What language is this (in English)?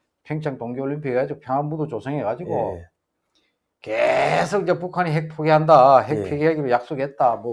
Korean